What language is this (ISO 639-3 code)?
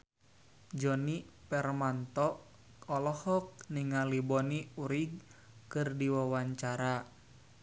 sun